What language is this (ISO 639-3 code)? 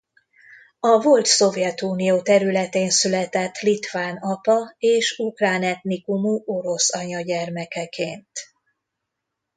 hun